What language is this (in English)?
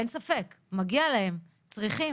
Hebrew